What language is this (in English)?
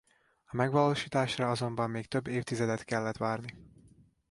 Hungarian